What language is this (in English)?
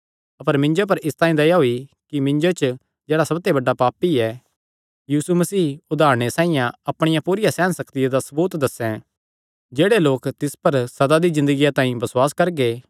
Kangri